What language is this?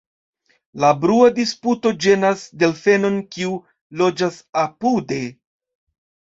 Esperanto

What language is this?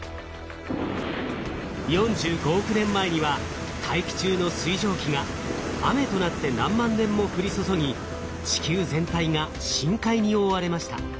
Japanese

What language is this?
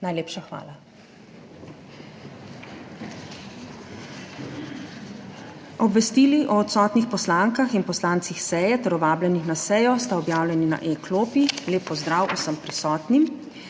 Slovenian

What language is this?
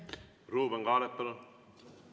Estonian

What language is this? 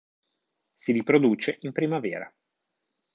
Italian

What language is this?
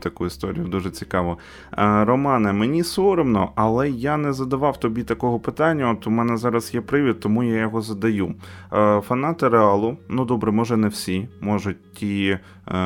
Ukrainian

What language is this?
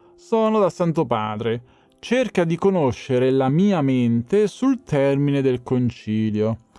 Italian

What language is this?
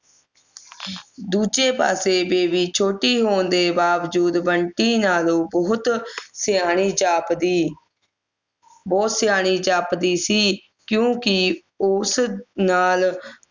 Punjabi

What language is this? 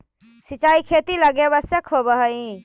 Magahi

